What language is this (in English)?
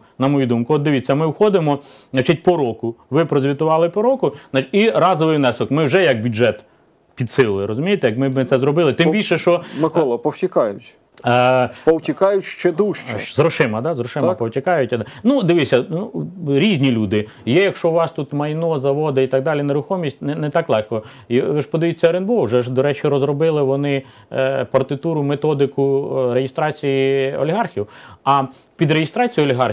Ukrainian